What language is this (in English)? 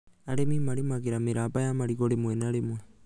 Kikuyu